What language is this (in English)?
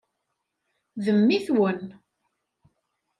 Kabyle